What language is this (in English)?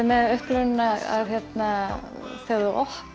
Icelandic